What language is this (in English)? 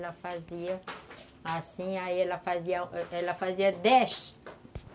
Portuguese